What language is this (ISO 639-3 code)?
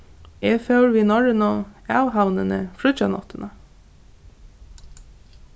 fao